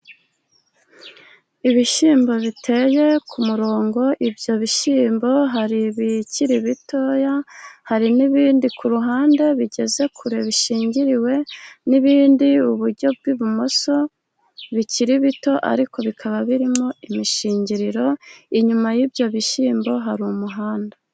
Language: Kinyarwanda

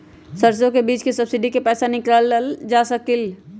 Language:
Magahi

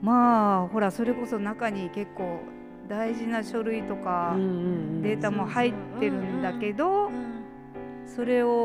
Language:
Japanese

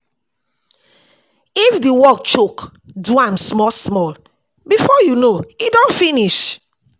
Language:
Nigerian Pidgin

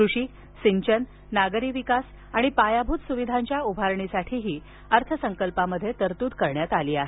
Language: Marathi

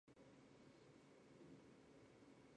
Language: Chinese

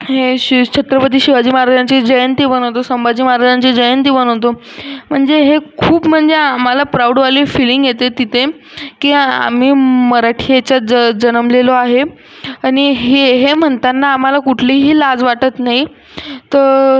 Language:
Marathi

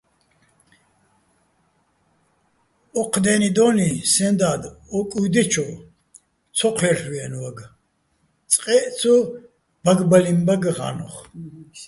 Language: Bats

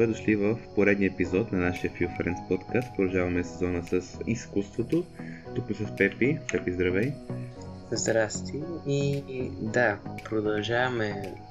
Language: Bulgarian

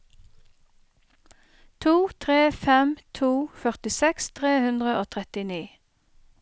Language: Norwegian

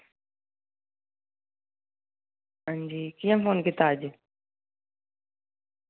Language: Dogri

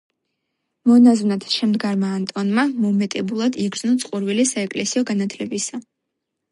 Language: Georgian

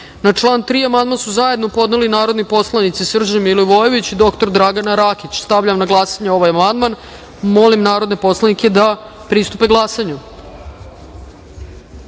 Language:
Serbian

